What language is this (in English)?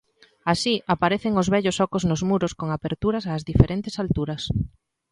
Galician